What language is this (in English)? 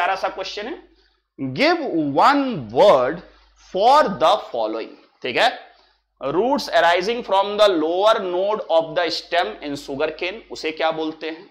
Hindi